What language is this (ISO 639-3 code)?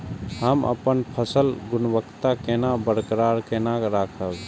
mai